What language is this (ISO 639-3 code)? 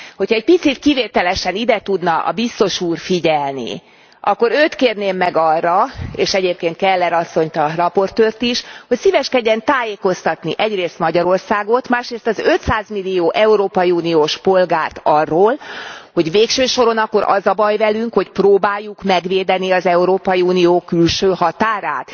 hun